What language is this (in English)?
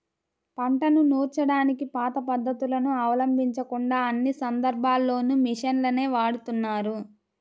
Telugu